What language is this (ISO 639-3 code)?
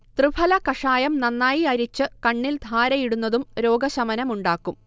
mal